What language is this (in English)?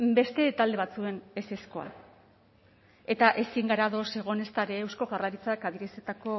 Basque